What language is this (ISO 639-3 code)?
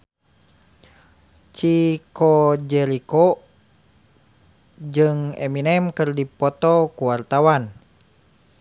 sun